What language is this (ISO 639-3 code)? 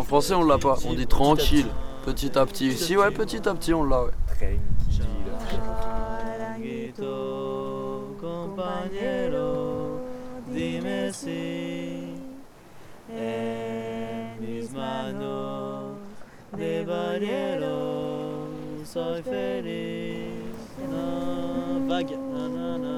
fra